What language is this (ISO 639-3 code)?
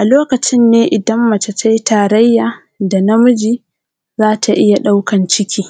hau